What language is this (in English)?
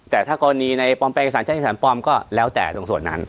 Thai